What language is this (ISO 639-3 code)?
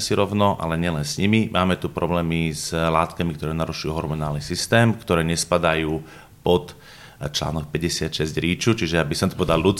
slk